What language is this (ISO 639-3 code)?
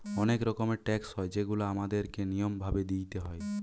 ben